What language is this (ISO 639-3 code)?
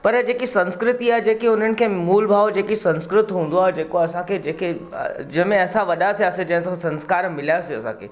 snd